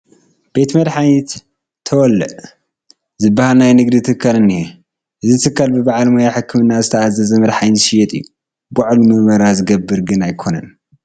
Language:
Tigrinya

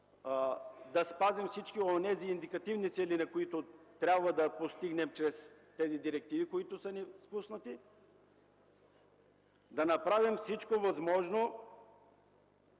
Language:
Bulgarian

